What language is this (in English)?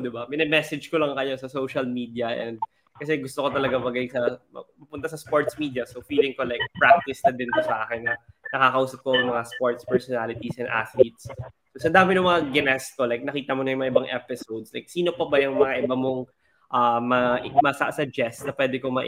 Filipino